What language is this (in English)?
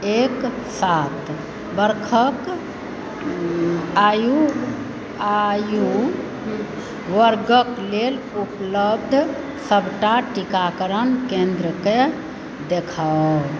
Maithili